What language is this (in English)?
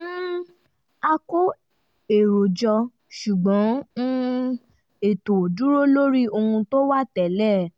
Yoruba